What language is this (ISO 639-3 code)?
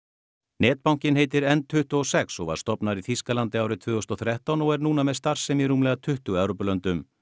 isl